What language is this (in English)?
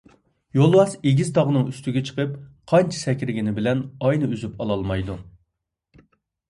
Uyghur